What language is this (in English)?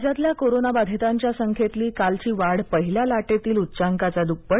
Marathi